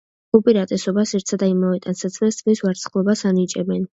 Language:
Georgian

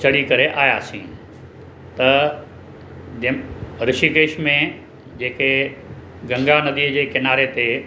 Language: Sindhi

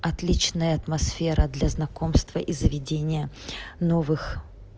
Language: Russian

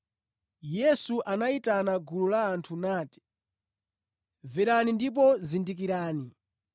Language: Nyanja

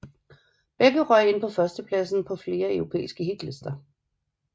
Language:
Danish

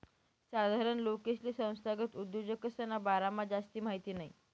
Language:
Marathi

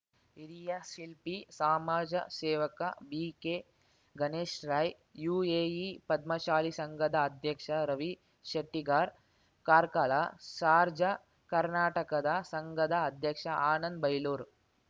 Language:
Kannada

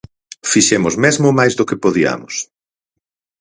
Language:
Galician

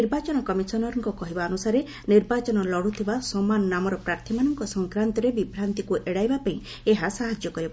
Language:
Odia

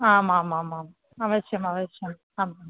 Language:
Sanskrit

